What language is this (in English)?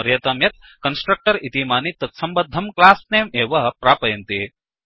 Sanskrit